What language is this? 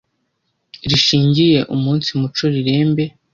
Kinyarwanda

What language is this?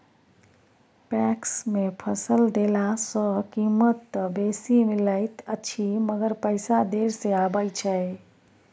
Maithili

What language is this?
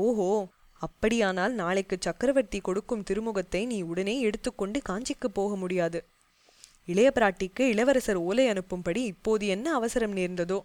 Tamil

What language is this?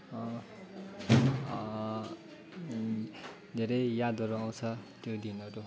Nepali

